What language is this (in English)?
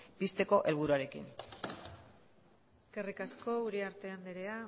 Basque